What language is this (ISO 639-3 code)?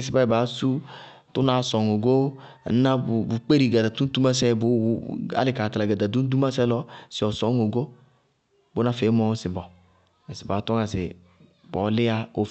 bqg